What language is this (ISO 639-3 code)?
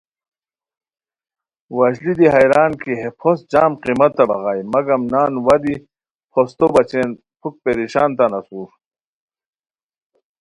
khw